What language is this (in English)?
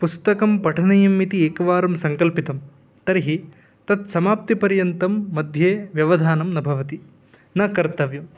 Sanskrit